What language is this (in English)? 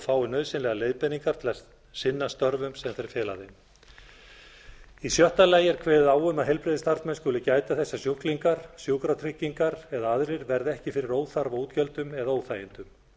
Icelandic